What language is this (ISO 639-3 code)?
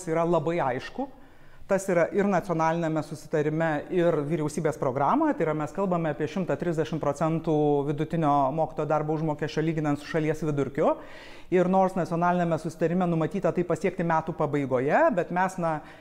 lit